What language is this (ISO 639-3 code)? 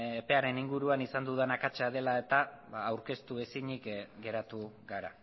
eus